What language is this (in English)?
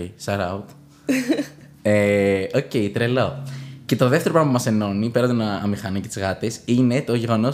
Greek